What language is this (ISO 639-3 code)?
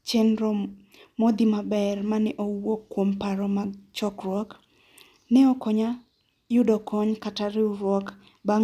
luo